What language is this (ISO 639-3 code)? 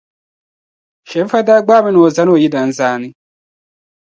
dag